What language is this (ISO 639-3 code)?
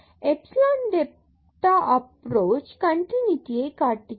tam